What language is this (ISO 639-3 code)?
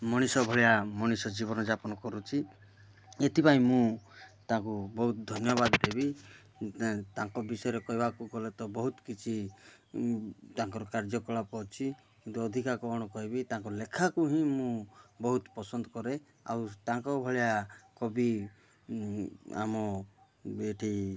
ori